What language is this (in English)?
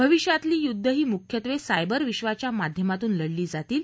Marathi